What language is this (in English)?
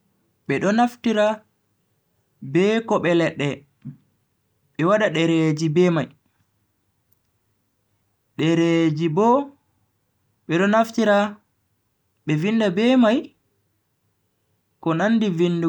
Bagirmi Fulfulde